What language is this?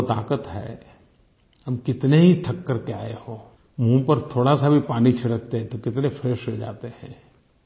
Hindi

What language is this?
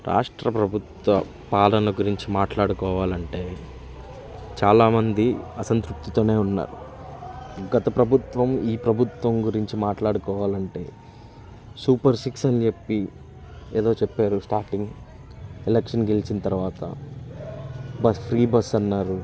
Telugu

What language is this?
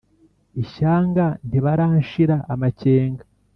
Kinyarwanda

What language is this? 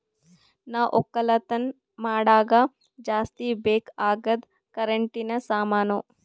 Kannada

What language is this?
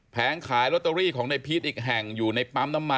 Thai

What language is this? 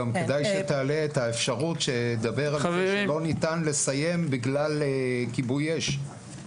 Hebrew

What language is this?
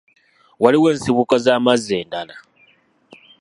Ganda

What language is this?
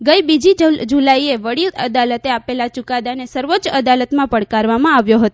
Gujarati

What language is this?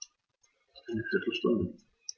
German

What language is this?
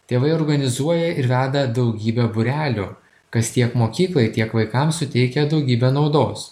Lithuanian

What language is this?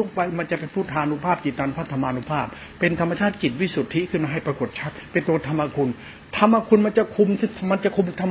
Thai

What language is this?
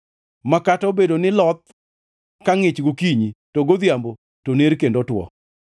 Luo (Kenya and Tanzania)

